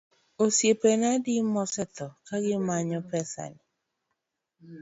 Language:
Luo (Kenya and Tanzania)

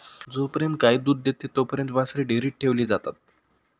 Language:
Marathi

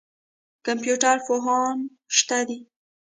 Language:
Pashto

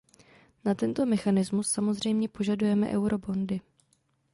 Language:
Czech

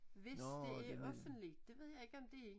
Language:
Danish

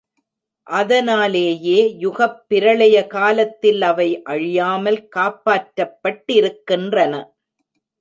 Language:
Tamil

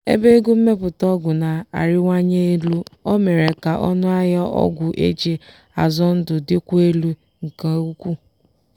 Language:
Igbo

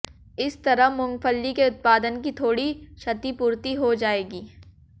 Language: Hindi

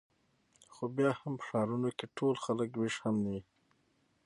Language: Pashto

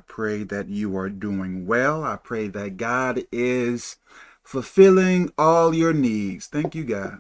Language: English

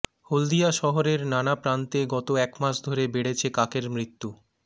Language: Bangla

